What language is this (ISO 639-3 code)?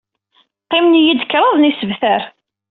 kab